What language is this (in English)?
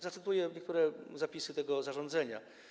Polish